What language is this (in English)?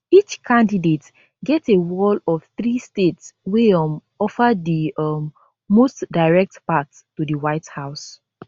Nigerian Pidgin